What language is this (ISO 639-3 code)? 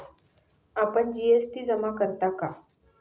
mar